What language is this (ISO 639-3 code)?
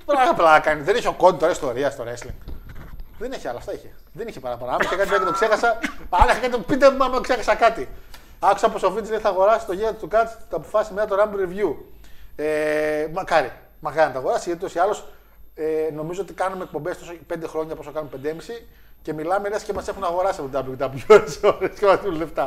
ell